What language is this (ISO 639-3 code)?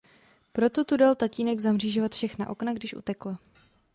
ces